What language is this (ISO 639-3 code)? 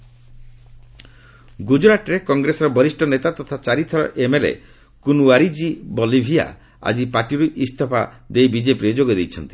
ori